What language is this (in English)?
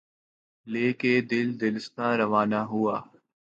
Urdu